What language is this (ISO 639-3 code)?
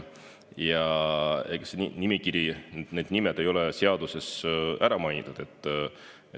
est